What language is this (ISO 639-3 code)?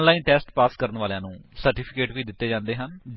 pan